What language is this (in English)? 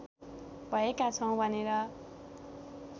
Nepali